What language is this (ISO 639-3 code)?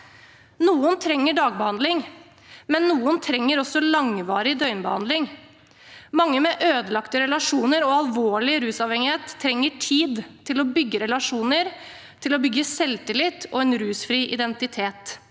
nor